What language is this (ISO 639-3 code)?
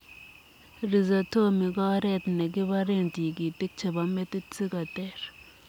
kln